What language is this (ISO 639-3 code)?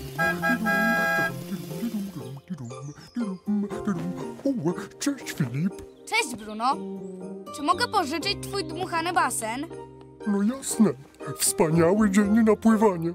pol